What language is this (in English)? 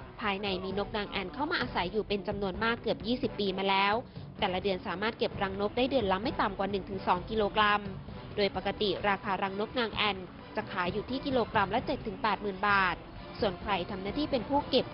Thai